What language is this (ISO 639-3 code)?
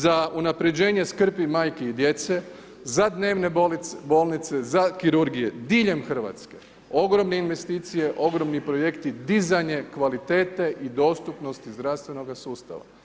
hrv